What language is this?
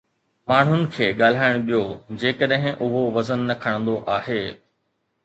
Sindhi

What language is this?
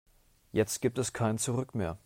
German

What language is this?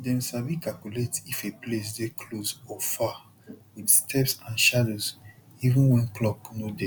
Nigerian Pidgin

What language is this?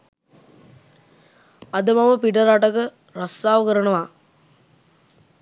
Sinhala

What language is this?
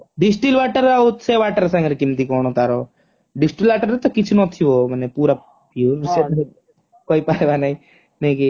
Odia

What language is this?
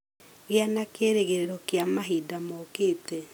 Kikuyu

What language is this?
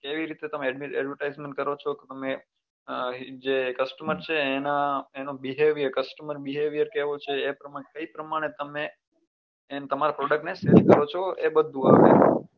Gujarati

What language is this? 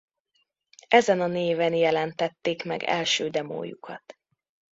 Hungarian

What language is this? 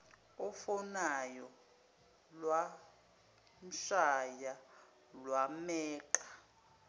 Zulu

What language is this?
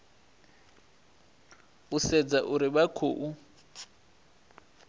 Venda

